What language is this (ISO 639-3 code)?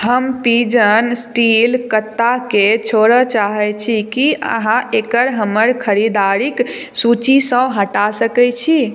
mai